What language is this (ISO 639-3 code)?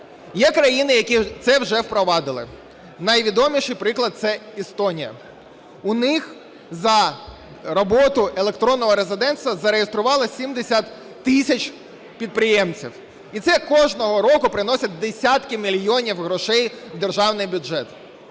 ukr